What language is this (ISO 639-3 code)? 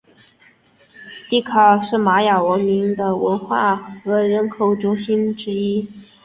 zho